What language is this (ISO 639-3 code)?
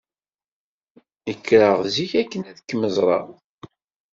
kab